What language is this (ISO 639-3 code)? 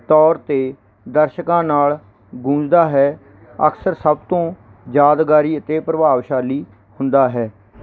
pan